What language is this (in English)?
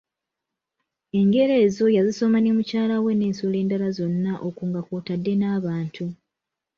Ganda